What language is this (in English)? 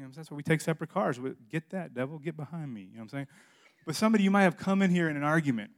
English